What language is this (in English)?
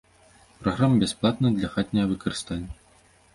Belarusian